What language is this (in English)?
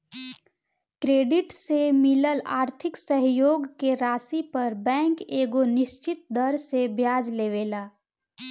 Bhojpuri